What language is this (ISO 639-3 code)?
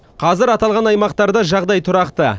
kaz